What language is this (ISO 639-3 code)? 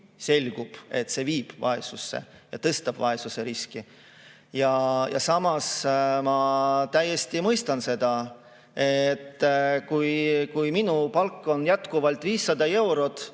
est